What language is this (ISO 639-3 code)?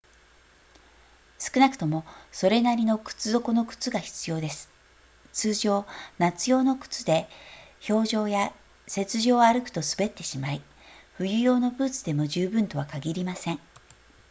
jpn